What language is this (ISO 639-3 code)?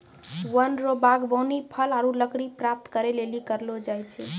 mai